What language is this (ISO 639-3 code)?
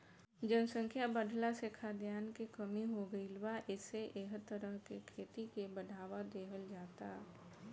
bho